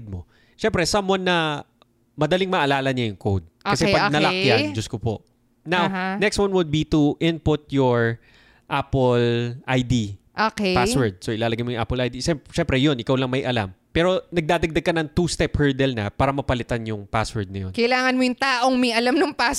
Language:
Filipino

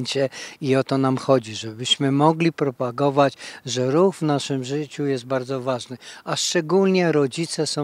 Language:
Polish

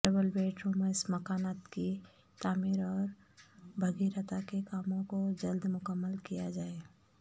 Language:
Urdu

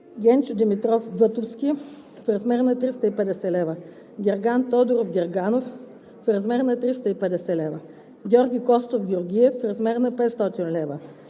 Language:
Bulgarian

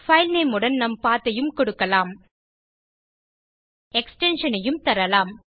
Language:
Tamil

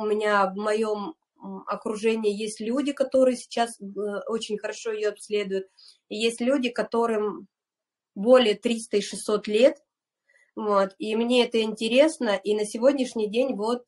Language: Russian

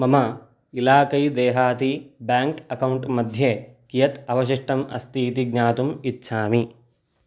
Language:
Sanskrit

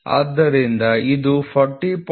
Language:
Kannada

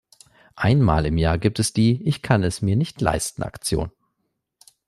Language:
German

